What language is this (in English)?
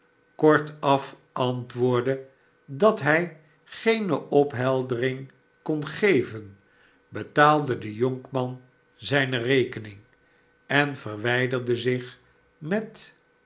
Dutch